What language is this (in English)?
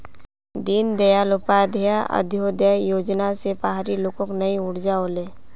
Magahi